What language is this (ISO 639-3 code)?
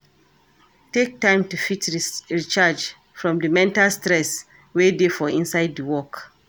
pcm